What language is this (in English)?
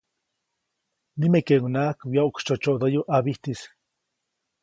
Copainalá Zoque